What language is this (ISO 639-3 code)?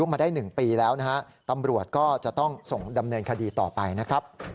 tha